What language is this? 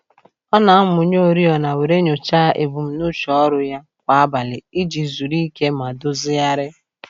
Igbo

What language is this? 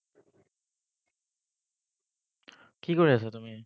Assamese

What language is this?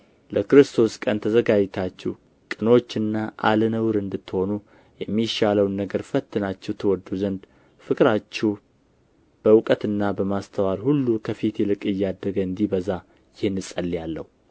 Amharic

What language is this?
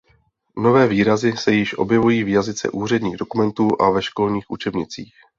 Czech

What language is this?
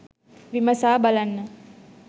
Sinhala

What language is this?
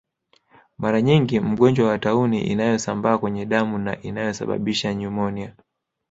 Swahili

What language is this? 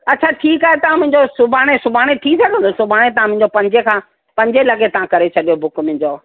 Sindhi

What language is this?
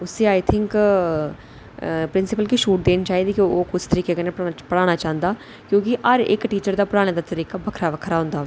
Dogri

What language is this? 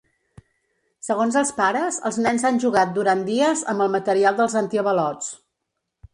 Catalan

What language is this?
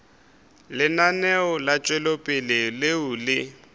Northern Sotho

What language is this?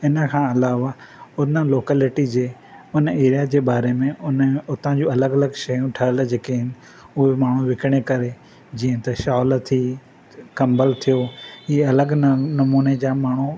Sindhi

